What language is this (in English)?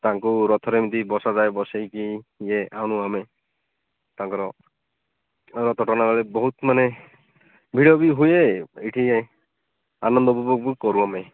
Odia